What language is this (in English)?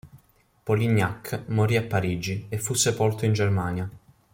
Italian